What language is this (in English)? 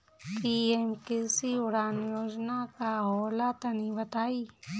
Bhojpuri